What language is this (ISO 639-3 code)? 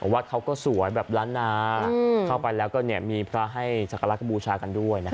tha